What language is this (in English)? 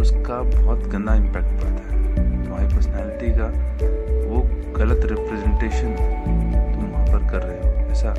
Hindi